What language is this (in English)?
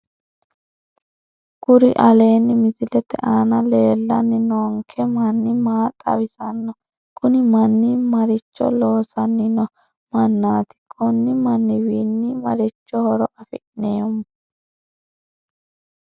Sidamo